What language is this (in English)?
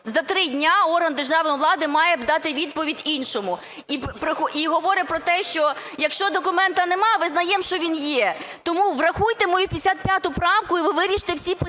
Ukrainian